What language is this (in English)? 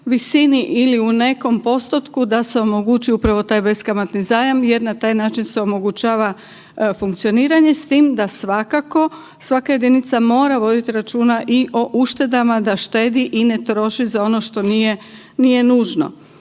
Croatian